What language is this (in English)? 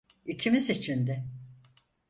Turkish